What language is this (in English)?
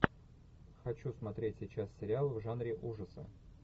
Russian